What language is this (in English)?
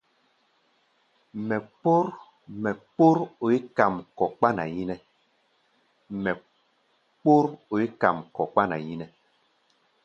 Gbaya